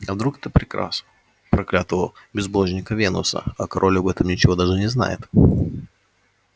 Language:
Russian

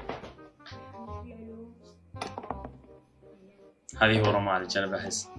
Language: Arabic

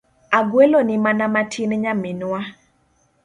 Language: Luo (Kenya and Tanzania)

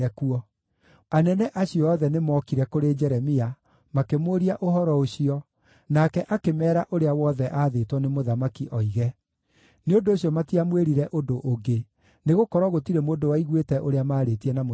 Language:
Kikuyu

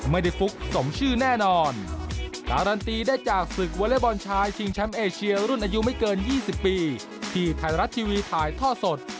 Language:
Thai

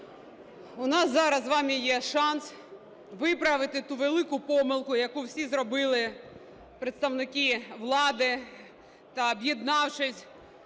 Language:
Ukrainian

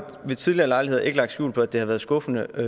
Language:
Danish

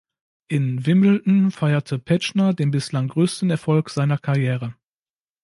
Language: German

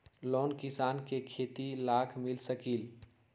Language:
Magahi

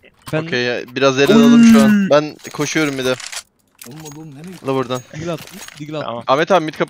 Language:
Turkish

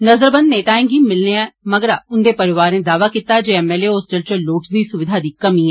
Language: Dogri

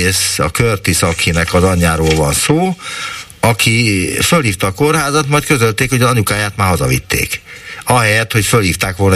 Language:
Hungarian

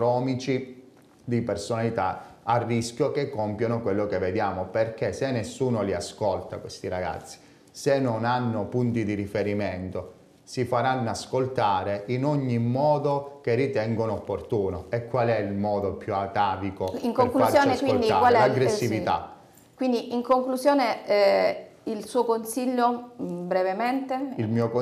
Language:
Italian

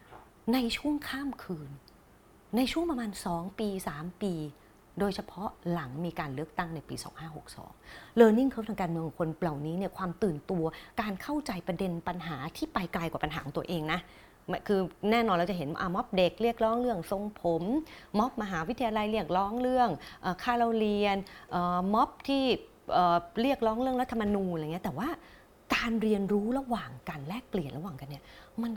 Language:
Thai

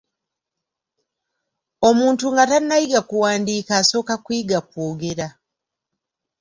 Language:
Ganda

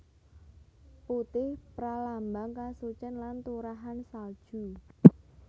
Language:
Javanese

